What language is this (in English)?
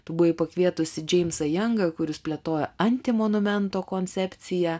Lithuanian